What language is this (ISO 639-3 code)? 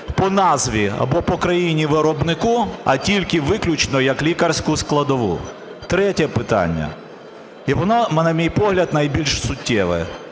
ukr